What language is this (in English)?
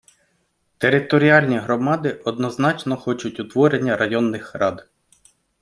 Ukrainian